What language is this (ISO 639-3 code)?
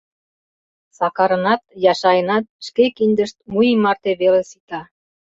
chm